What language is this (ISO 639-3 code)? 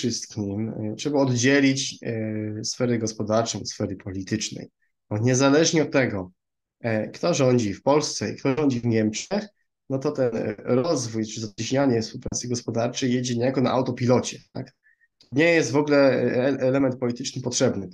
pol